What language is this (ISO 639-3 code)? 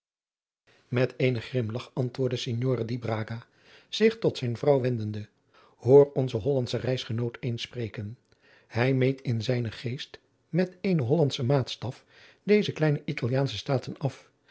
nld